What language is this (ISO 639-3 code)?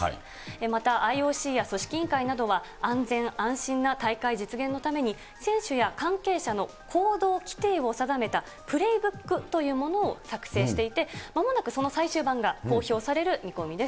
jpn